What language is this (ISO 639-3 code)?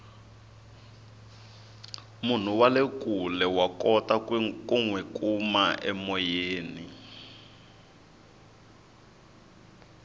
tso